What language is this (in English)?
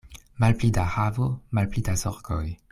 Esperanto